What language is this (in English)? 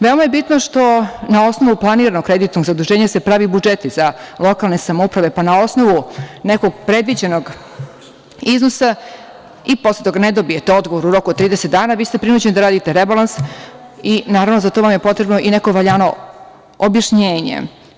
Serbian